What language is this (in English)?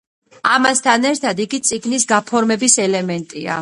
Georgian